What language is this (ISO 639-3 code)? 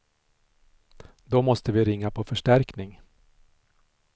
swe